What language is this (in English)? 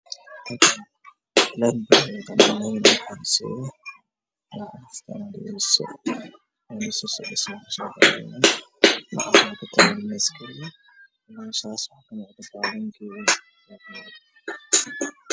Somali